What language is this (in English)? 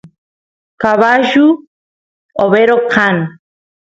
Santiago del Estero Quichua